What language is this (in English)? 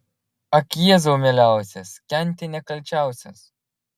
Lithuanian